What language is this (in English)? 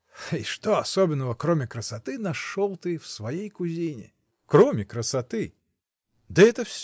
Russian